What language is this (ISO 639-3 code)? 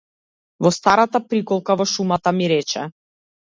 mkd